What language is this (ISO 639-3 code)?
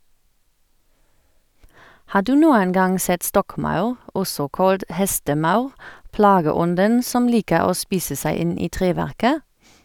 nor